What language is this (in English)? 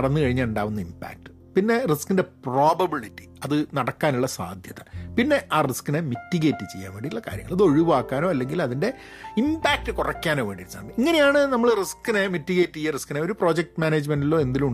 Malayalam